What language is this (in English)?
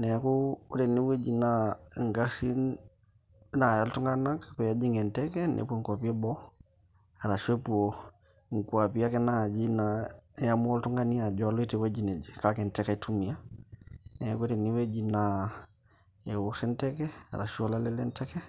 Masai